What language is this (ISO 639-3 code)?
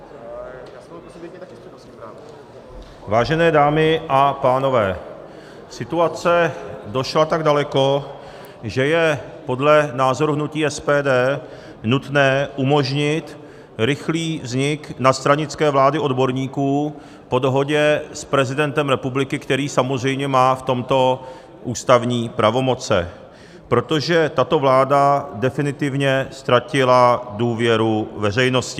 ces